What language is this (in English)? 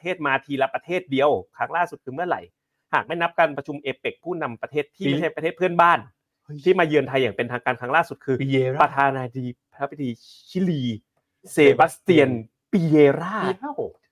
Thai